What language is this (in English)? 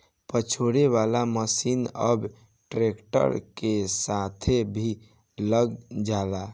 Bhojpuri